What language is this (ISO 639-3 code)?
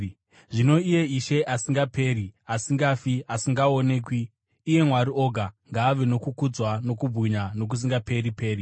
sna